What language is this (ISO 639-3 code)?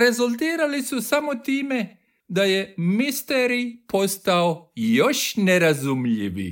hrv